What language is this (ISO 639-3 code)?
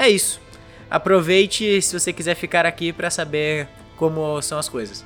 por